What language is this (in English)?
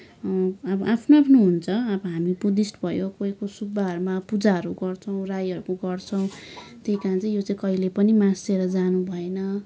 Nepali